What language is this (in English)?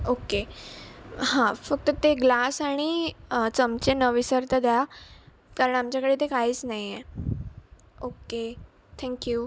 Marathi